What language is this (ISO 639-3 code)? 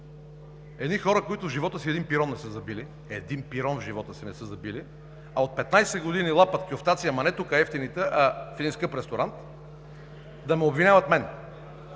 bul